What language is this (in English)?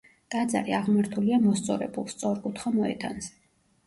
Georgian